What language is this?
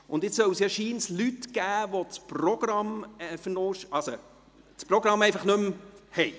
Swiss German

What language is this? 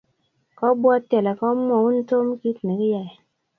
Kalenjin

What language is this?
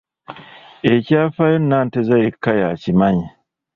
Ganda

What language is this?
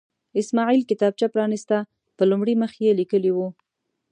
Pashto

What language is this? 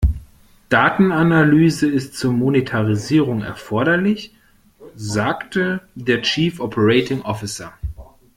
German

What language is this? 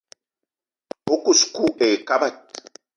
Eton (Cameroon)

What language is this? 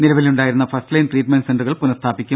Malayalam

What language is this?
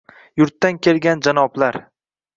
Uzbek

